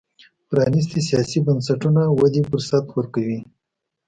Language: Pashto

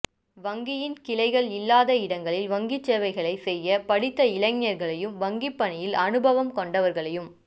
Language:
Tamil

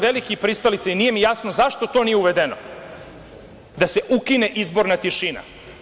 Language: Serbian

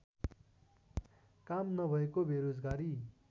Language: Nepali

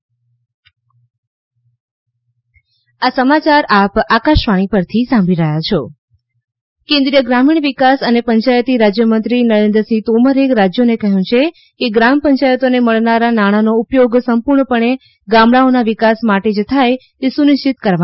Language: Gujarati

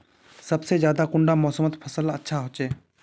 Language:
Magahi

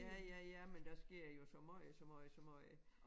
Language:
Danish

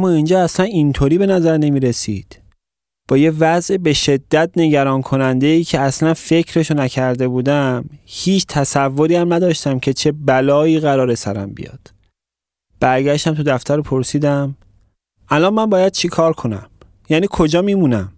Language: Persian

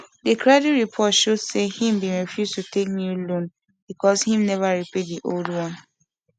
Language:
Nigerian Pidgin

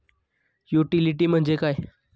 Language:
Marathi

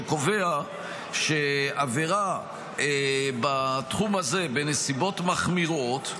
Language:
Hebrew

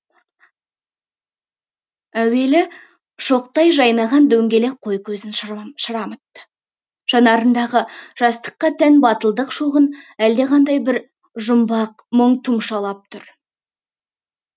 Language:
Kazakh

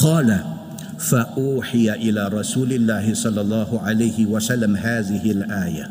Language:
Malay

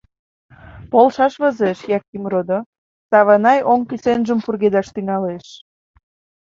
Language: Mari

